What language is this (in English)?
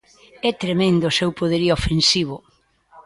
Galician